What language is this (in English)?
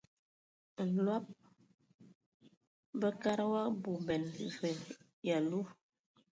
Ewondo